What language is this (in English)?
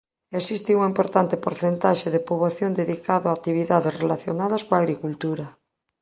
Galician